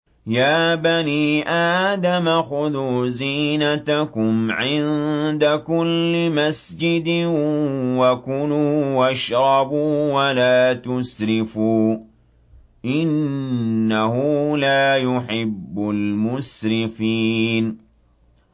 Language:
Arabic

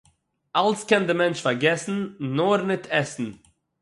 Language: Yiddish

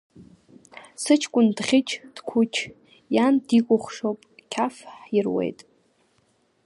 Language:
Abkhazian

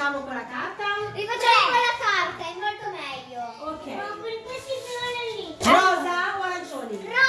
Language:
Italian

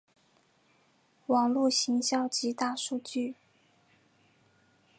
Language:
Chinese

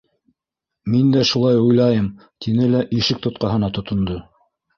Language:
Bashkir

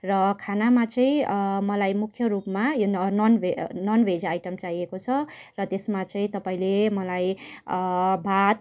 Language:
Nepali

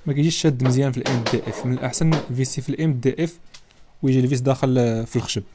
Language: Arabic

